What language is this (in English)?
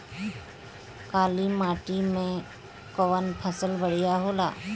Bhojpuri